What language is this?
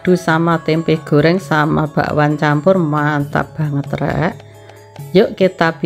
Indonesian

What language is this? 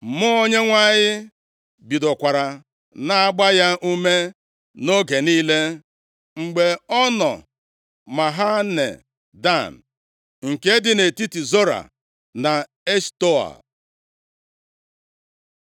Igbo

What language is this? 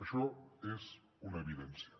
Catalan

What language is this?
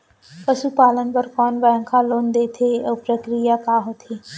Chhattisgarhi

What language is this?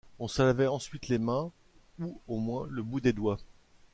French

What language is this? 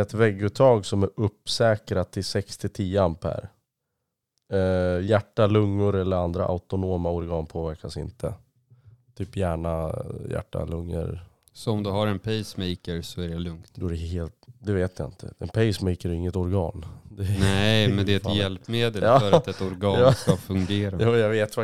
Swedish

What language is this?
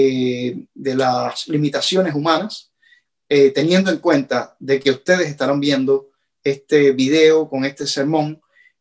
Spanish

